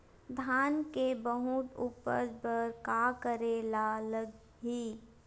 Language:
Chhattisgarhi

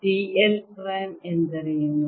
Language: Kannada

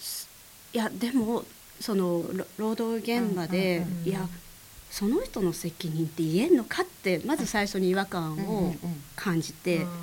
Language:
Japanese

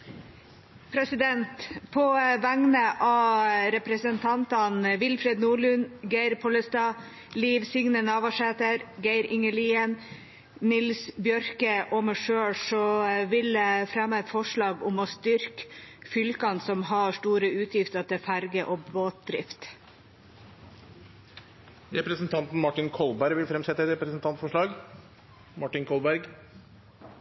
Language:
Norwegian Nynorsk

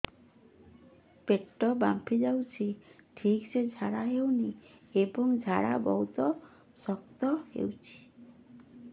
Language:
Odia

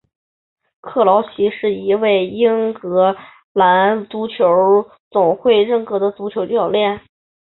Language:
Chinese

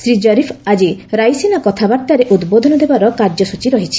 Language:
Odia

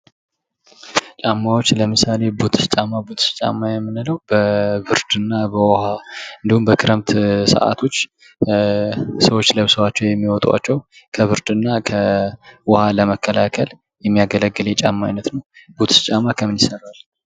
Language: Amharic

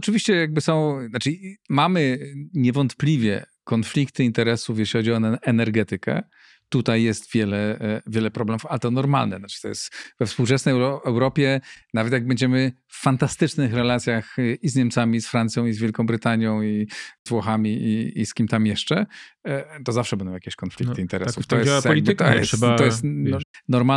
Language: Polish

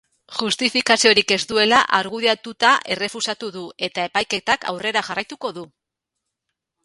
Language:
Basque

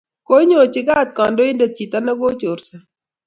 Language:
Kalenjin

